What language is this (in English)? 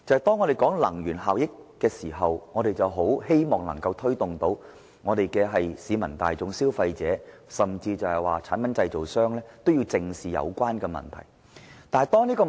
Cantonese